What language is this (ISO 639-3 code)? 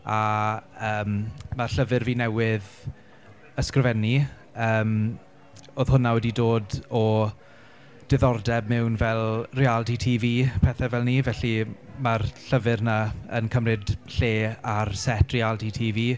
cym